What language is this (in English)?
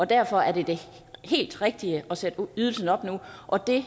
Danish